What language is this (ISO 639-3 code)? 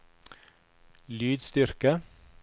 nor